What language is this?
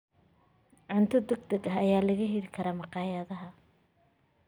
Somali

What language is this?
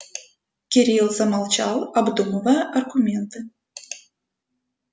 Russian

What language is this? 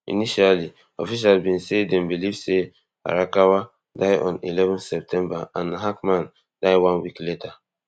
Nigerian Pidgin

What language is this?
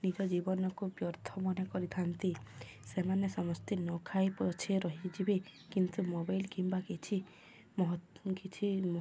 Odia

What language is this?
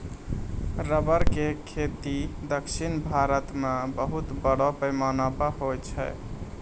Maithili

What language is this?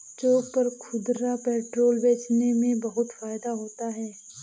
Hindi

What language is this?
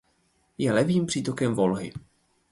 Czech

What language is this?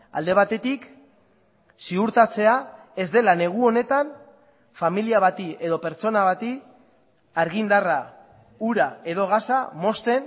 Basque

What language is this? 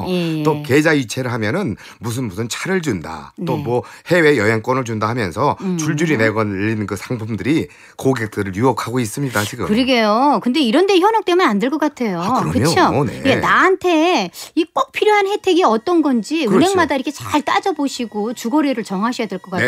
Korean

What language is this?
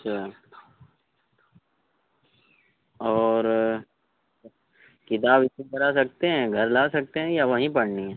Urdu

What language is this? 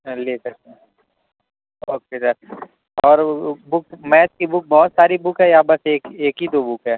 Urdu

